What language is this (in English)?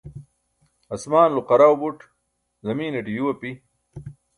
Burushaski